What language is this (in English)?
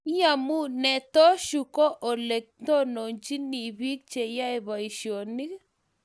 Kalenjin